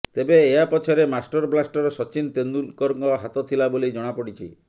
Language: Odia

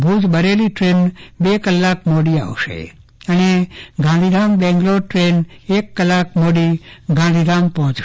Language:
Gujarati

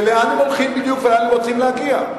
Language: Hebrew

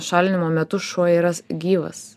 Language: Lithuanian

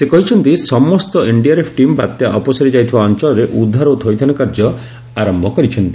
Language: Odia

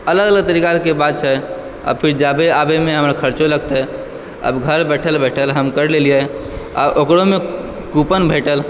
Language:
Maithili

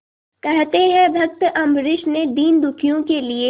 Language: Hindi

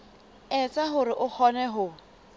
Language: Southern Sotho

